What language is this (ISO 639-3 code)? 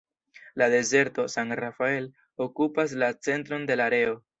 epo